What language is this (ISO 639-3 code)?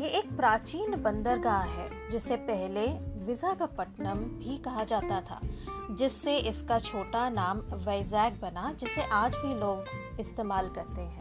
hin